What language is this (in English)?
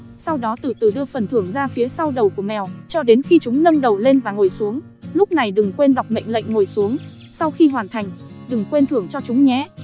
Vietnamese